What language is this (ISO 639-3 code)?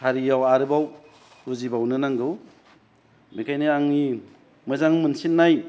brx